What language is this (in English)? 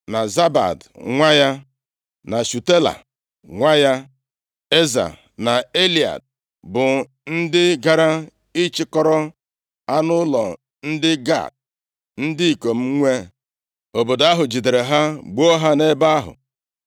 Igbo